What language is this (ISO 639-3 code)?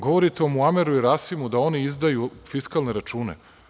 srp